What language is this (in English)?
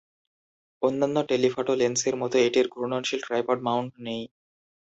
Bangla